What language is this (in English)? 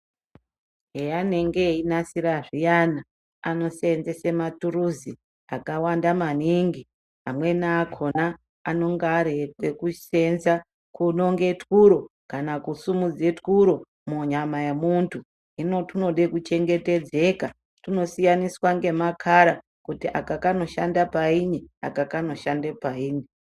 Ndau